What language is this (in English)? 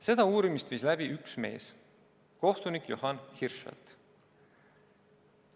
Estonian